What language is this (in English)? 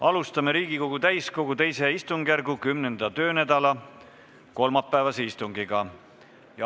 Estonian